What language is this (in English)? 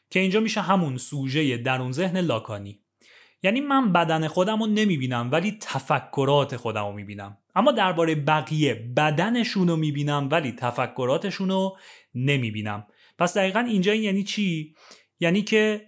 Persian